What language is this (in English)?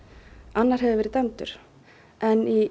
Icelandic